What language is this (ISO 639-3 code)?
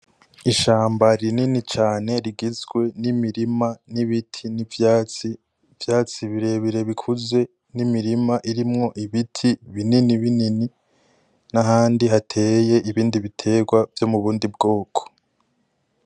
run